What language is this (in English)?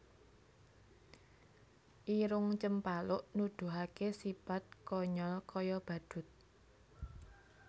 Javanese